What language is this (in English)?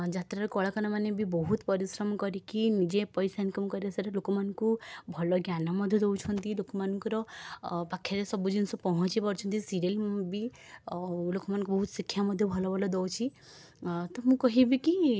Odia